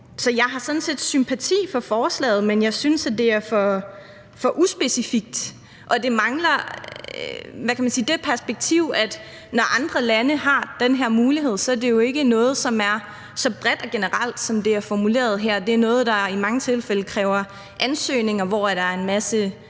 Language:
Danish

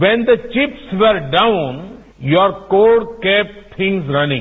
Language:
Hindi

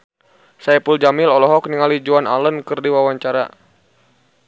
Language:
Sundanese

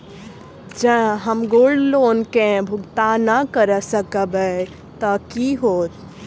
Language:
Maithili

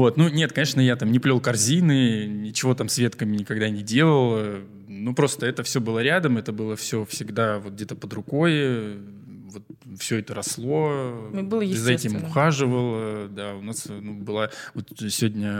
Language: Russian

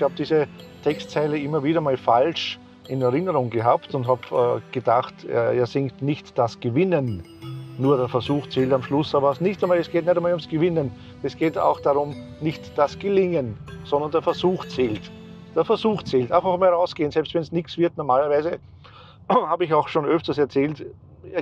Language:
German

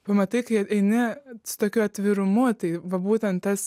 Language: Lithuanian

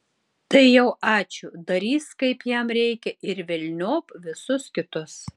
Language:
Lithuanian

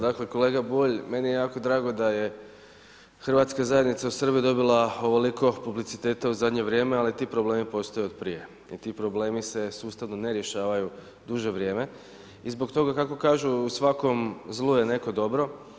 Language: Croatian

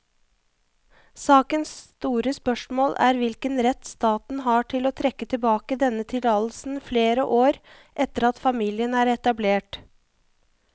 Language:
Norwegian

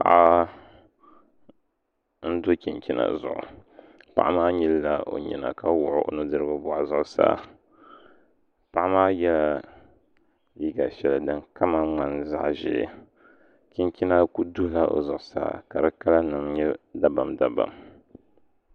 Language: Dagbani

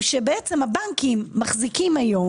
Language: Hebrew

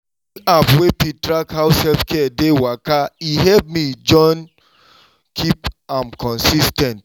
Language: Nigerian Pidgin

